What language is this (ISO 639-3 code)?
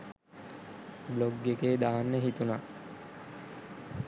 sin